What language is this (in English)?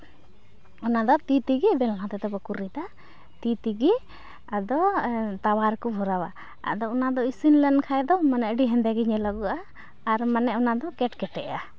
Santali